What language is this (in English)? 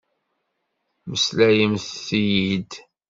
Kabyle